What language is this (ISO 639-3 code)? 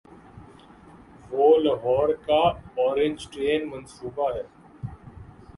urd